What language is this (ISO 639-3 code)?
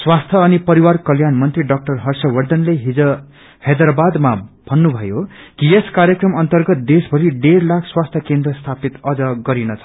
nep